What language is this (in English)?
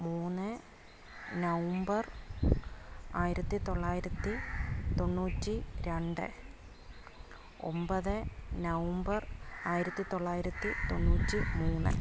Malayalam